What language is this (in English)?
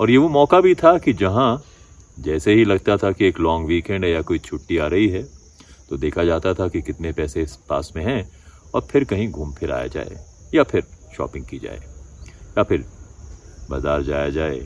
Hindi